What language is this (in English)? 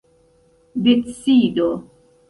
Esperanto